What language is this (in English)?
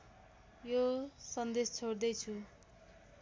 Nepali